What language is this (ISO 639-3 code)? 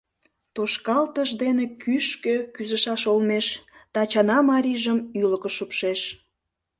chm